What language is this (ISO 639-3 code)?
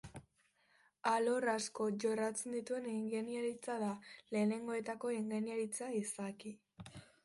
eus